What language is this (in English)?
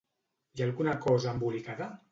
Catalan